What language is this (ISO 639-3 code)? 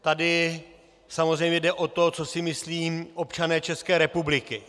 ces